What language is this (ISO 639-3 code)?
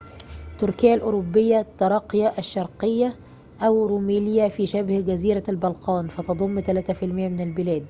ara